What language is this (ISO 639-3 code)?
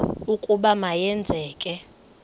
xho